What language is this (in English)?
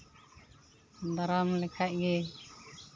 Santali